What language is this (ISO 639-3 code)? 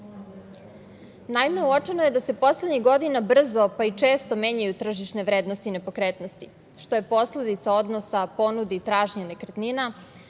srp